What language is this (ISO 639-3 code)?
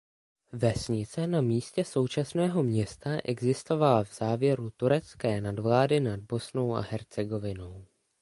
ces